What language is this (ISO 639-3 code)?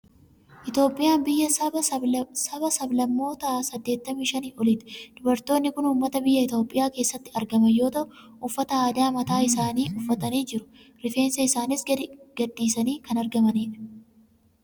orm